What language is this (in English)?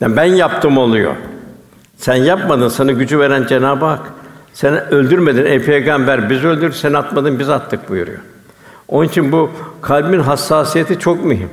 Turkish